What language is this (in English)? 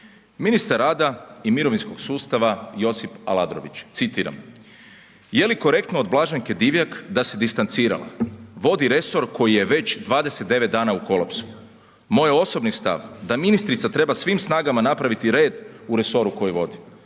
Croatian